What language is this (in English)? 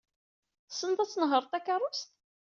Kabyle